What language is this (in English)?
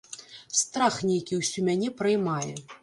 Belarusian